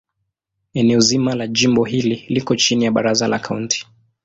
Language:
Swahili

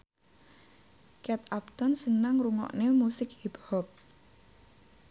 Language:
Javanese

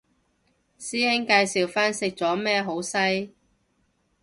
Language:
Cantonese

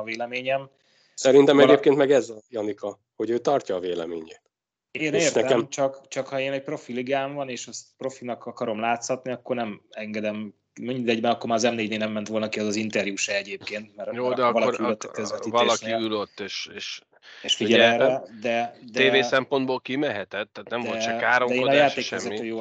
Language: Hungarian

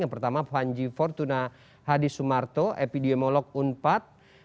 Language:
Indonesian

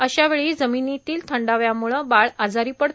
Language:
Marathi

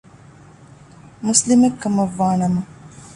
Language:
Divehi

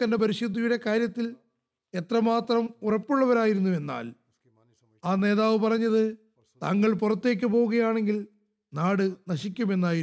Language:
Malayalam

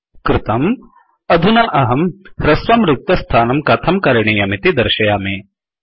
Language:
Sanskrit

